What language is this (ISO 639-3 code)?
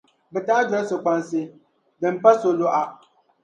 dag